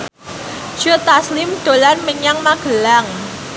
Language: Javanese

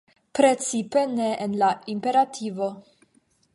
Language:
Esperanto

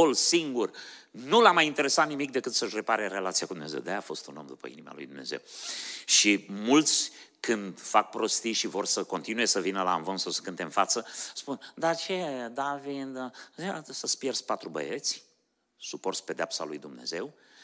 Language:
Romanian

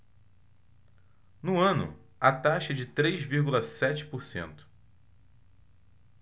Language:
Portuguese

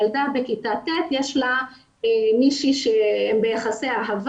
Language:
Hebrew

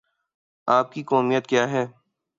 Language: Urdu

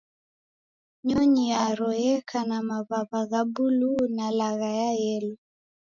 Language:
Taita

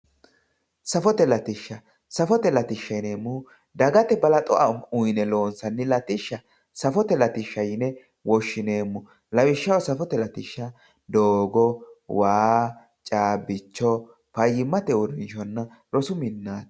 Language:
Sidamo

